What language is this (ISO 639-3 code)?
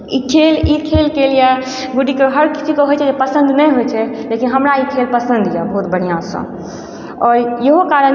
mai